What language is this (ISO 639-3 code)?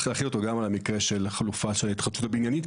heb